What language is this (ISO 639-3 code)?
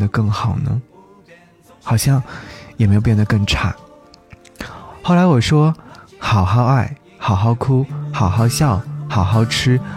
zho